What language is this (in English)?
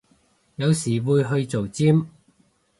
Cantonese